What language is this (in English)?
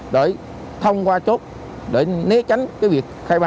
Vietnamese